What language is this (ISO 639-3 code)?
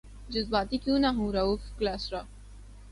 urd